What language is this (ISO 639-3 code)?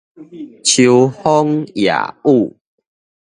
nan